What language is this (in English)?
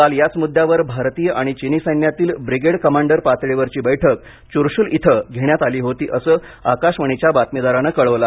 Marathi